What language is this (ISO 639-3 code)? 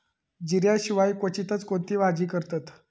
mar